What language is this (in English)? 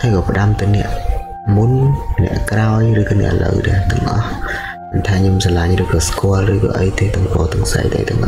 Vietnamese